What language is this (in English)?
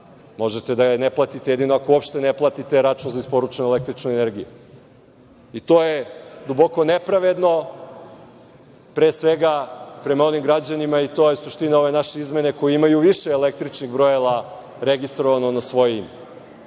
Serbian